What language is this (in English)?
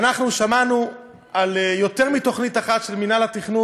Hebrew